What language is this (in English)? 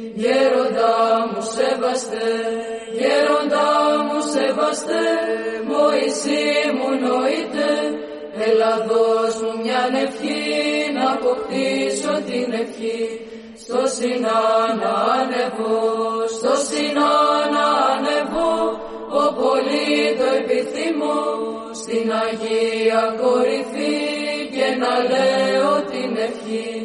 Greek